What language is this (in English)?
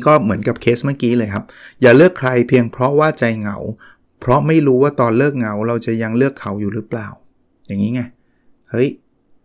Thai